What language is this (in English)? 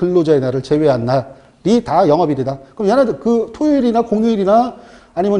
Korean